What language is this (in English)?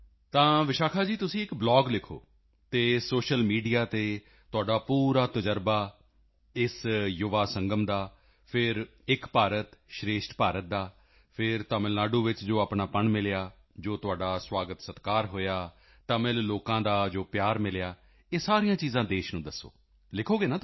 Punjabi